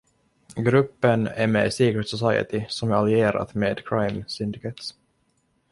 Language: Swedish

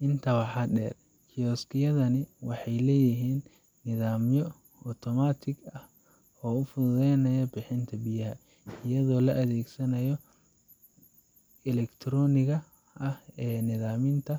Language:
Somali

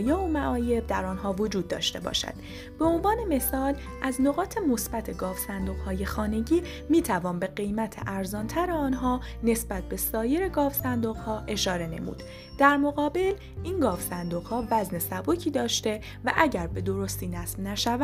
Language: Persian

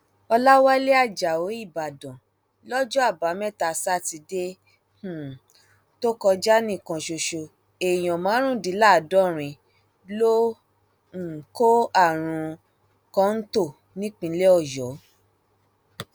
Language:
Yoruba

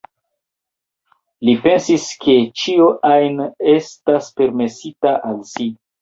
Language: Esperanto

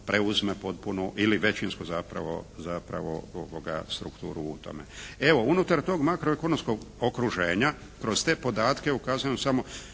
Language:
Croatian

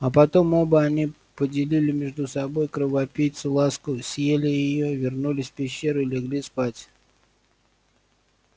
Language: Russian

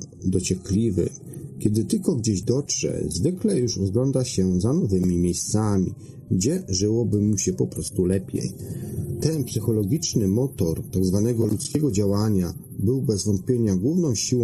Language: Polish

